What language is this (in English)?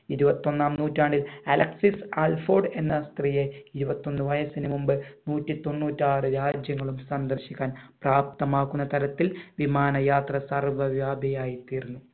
Malayalam